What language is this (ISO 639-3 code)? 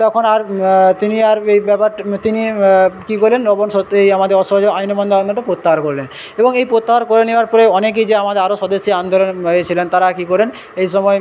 ben